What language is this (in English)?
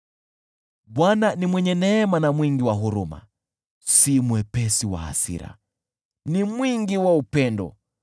Swahili